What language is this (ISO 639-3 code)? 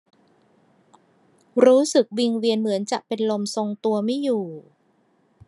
tha